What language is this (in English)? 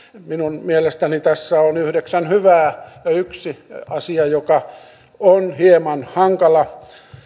Finnish